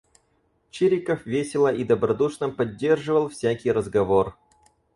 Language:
Russian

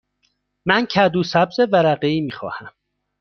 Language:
Persian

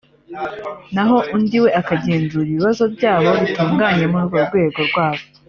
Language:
Kinyarwanda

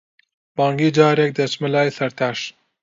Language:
Central Kurdish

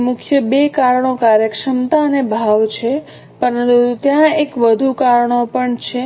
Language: Gujarati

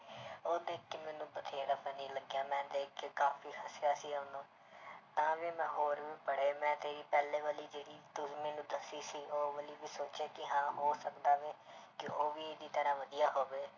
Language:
Punjabi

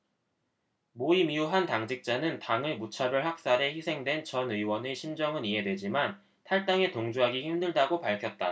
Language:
Korean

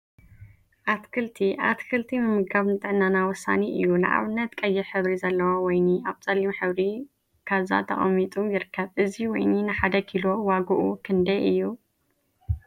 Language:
Tigrinya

